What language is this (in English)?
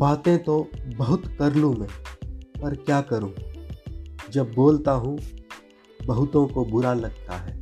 Hindi